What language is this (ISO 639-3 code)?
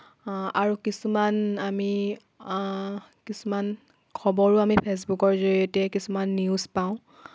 asm